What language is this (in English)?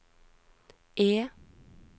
Norwegian